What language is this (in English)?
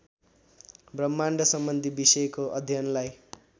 Nepali